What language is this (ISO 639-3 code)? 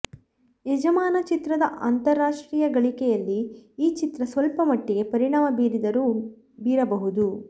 kan